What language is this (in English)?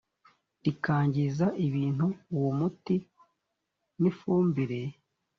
Kinyarwanda